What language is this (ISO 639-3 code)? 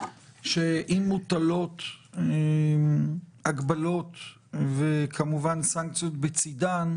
heb